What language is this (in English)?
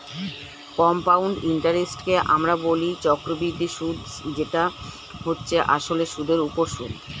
Bangla